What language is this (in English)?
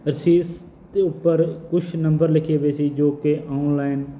Punjabi